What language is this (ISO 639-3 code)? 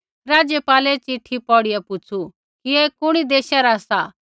kfx